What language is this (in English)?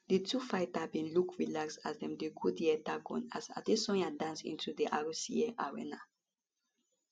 Nigerian Pidgin